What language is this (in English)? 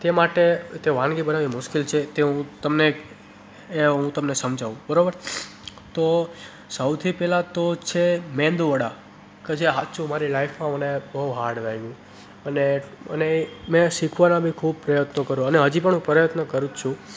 Gujarati